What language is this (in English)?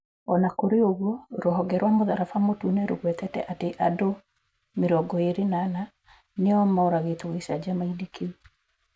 Kikuyu